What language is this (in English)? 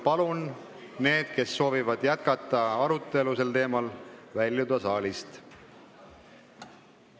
Estonian